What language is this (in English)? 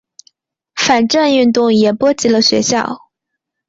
Chinese